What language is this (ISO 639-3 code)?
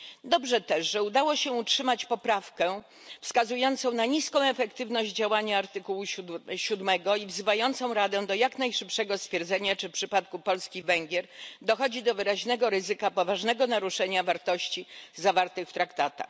pol